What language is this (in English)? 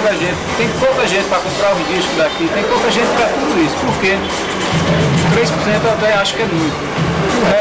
Portuguese